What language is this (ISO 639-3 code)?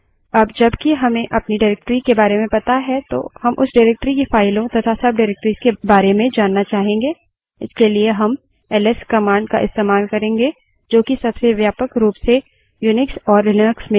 hin